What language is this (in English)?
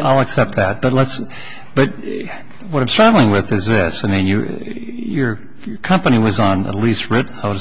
English